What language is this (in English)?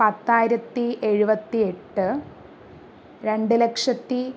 Malayalam